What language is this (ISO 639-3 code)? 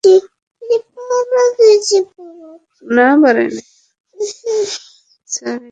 ben